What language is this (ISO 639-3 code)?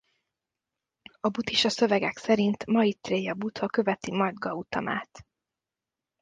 hun